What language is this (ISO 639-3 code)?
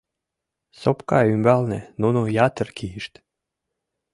chm